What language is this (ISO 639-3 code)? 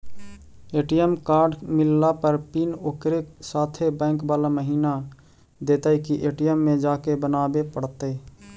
mag